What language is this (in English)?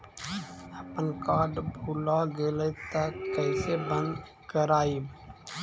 Magahi